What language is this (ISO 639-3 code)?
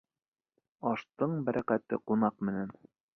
bak